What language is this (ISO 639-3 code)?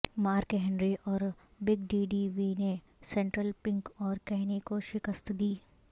urd